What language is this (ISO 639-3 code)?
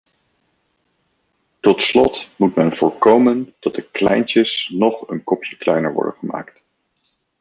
nld